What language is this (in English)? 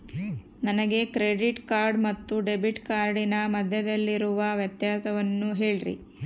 Kannada